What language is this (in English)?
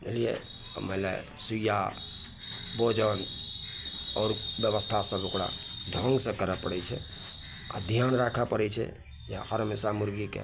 Maithili